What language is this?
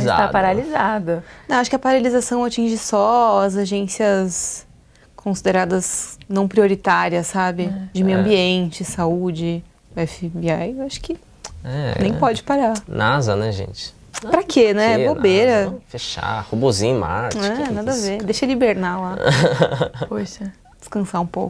Portuguese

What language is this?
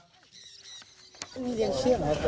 Thai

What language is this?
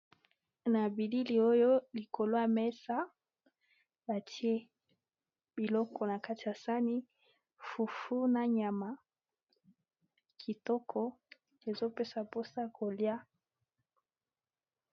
Lingala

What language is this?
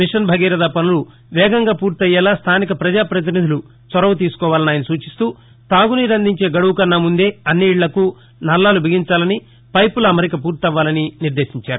Telugu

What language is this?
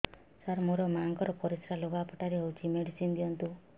Odia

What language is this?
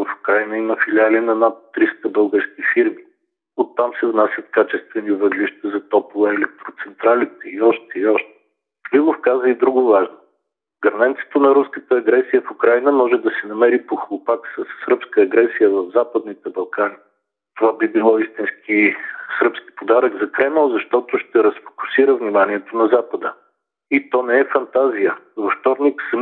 Bulgarian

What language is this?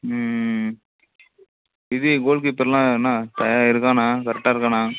Tamil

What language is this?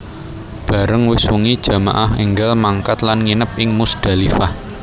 Javanese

